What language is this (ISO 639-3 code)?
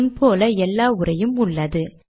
tam